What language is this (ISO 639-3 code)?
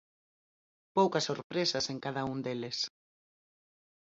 glg